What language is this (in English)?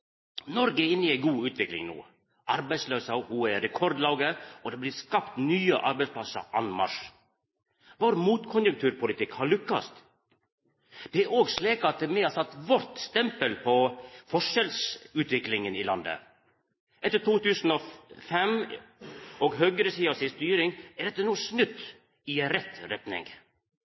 Norwegian Nynorsk